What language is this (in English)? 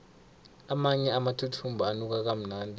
South Ndebele